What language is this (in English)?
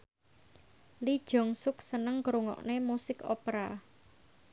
Javanese